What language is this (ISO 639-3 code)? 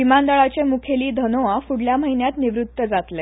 kok